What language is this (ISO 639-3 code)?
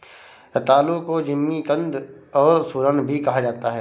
hin